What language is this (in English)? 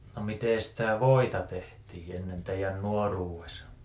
Finnish